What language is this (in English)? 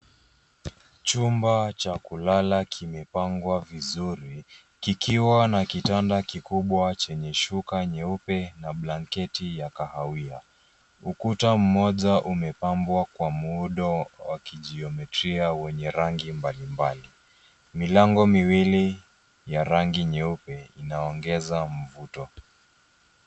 Swahili